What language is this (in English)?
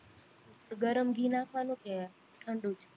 Gujarati